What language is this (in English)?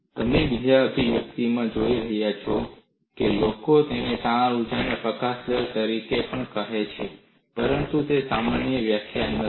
Gujarati